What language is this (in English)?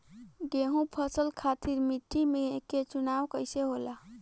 Bhojpuri